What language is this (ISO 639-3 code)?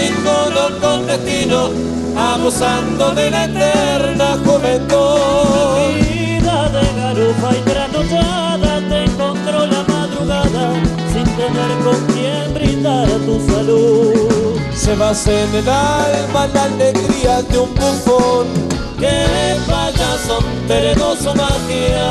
spa